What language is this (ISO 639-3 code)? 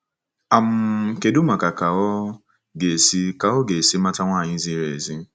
ibo